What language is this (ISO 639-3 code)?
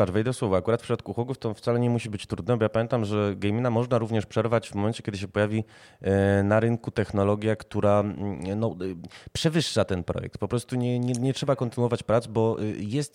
pol